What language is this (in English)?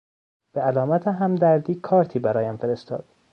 Persian